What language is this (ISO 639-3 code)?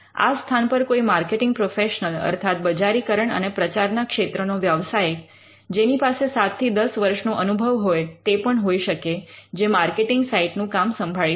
guj